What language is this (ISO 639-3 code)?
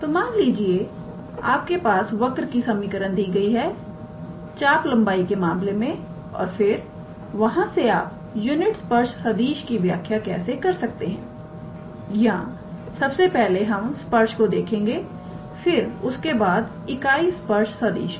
hin